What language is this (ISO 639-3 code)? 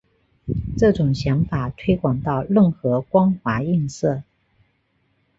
zho